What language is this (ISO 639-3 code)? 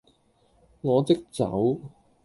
yue